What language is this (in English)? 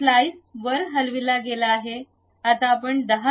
Marathi